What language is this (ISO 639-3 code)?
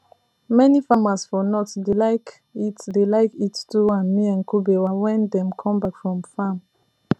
pcm